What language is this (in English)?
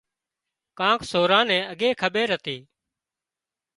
Wadiyara Koli